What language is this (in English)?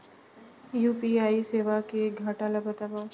Chhattisgarhi